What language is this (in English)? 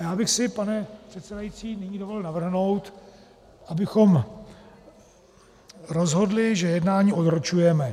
Czech